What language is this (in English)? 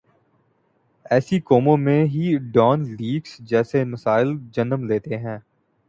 Urdu